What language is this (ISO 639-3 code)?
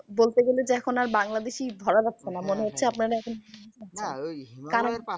ben